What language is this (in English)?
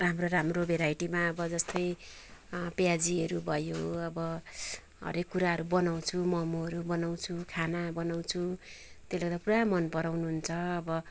Nepali